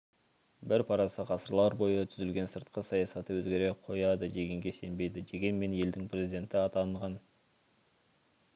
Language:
Kazakh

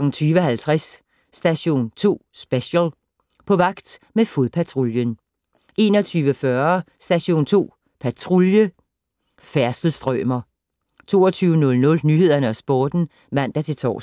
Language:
Danish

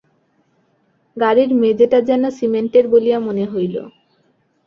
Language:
Bangla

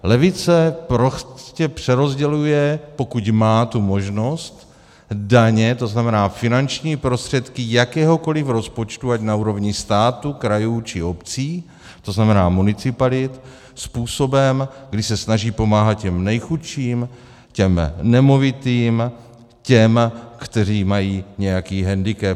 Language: Czech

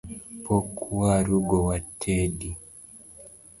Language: Luo (Kenya and Tanzania)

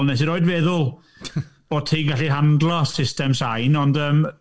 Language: Welsh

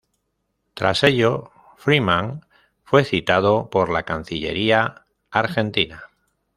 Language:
Spanish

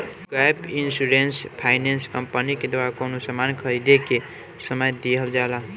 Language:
Bhojpuri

